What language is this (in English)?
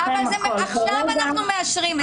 Hebrew